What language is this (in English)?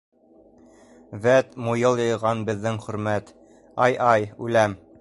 Bashkir